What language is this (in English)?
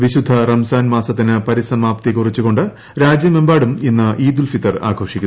Malayalam